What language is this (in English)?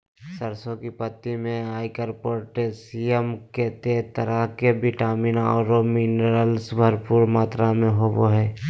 Magahi